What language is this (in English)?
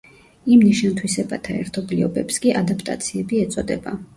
Georgian